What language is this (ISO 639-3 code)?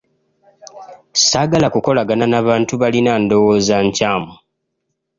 lug